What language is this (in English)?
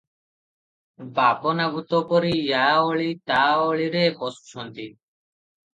Odia